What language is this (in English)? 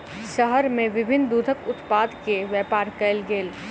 Maithili